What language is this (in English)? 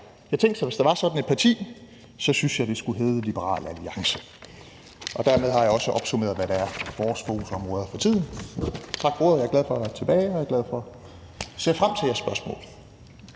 Danish